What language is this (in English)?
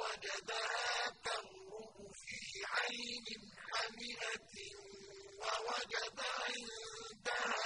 Arabic